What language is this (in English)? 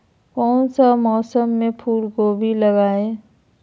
Magahi